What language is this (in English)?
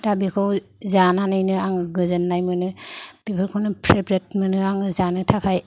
Bodo